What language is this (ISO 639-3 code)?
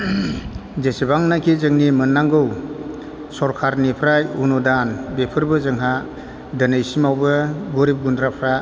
brx